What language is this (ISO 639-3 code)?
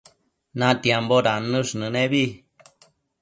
mcf